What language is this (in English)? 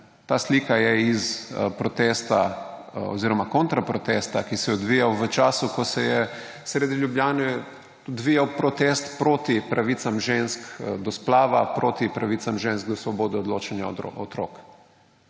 Slovenian